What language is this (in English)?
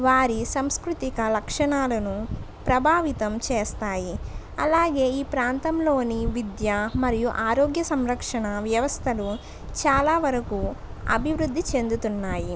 Telugu